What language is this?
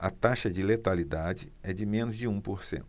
Portuguese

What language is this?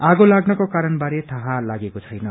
Nepali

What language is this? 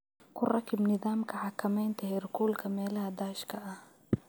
Somali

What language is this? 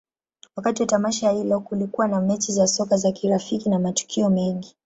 Swahili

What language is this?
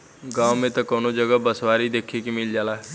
Bhojpuri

